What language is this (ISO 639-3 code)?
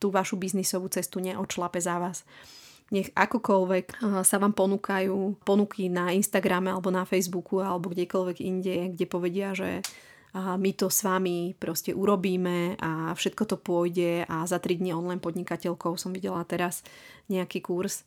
slk